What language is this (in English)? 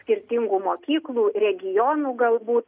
Lithuanian